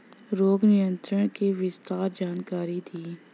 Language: Bhojpuri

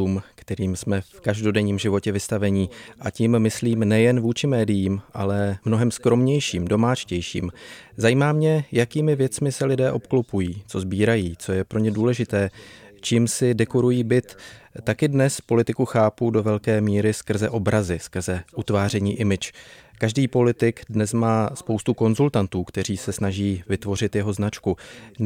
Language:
Czech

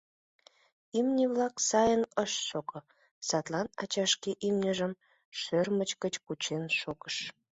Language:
Mari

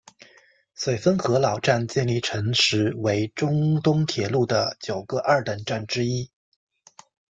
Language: Chinese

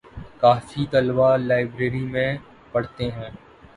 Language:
Urdu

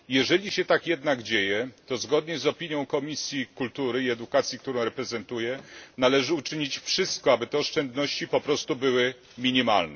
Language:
Polish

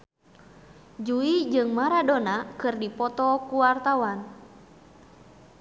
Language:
Sundanese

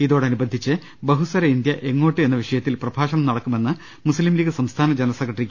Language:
Malayalam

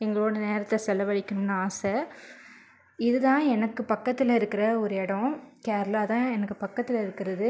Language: Tamil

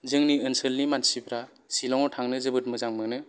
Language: Bodo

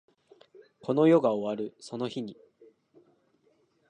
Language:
Japanese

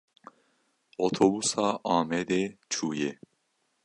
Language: Kurdish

